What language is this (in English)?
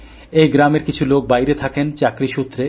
Bangla